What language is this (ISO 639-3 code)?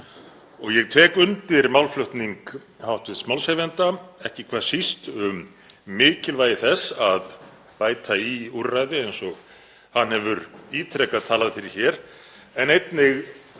isl